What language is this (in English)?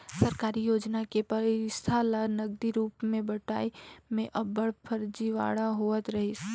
Chhattisgarhi